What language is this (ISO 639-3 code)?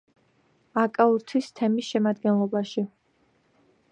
kat